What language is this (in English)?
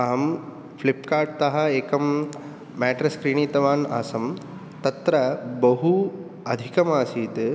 Sanskrit